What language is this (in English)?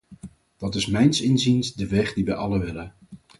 Dutch